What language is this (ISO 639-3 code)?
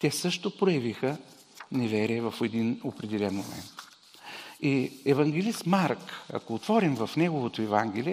bul